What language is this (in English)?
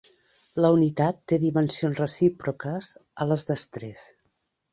Catalan